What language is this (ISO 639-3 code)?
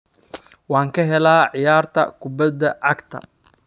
som